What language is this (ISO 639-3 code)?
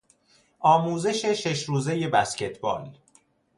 fas